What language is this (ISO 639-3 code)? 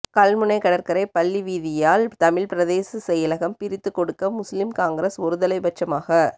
tam